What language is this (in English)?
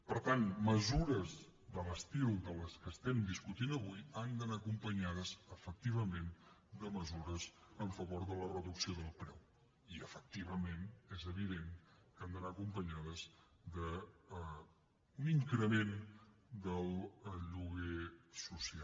Catalan